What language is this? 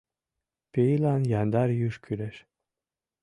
Mari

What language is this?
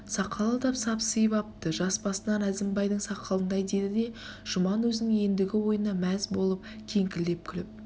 Kazakh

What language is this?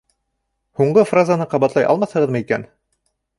Bashkir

